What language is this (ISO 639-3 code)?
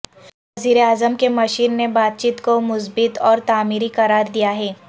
urd